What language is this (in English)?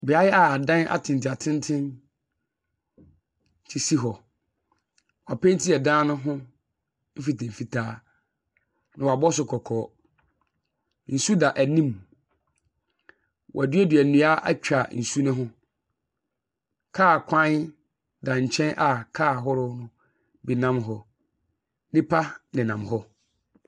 Akan